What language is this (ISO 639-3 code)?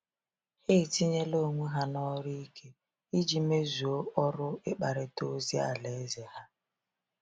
ibo